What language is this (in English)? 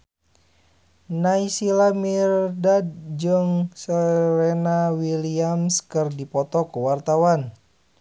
Sundanese